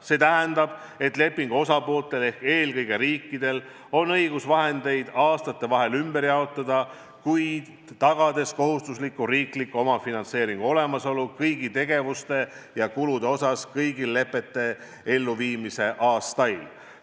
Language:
Estonian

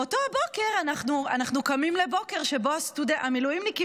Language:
Hebrew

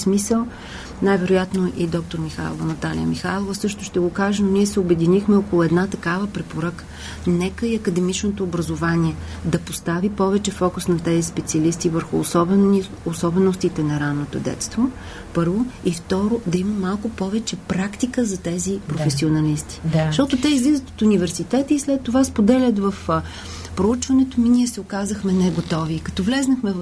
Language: Bulgarian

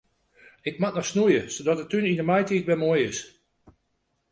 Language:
Western Frisian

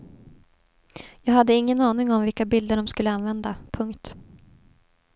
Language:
Swedish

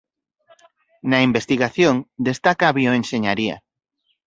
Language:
Galician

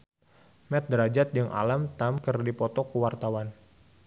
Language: Sundanese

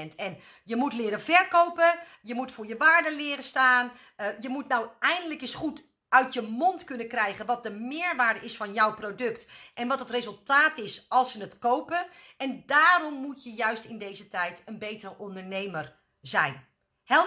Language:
Dutch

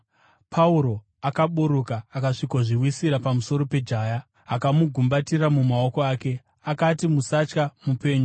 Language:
Shona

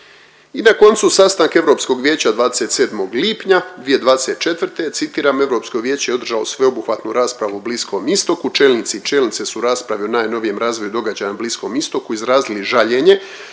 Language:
Croatian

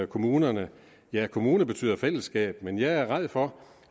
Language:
Danish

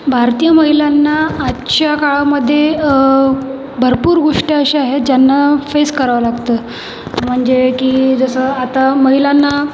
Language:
Marathi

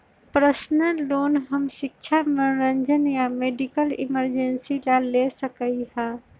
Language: Magahi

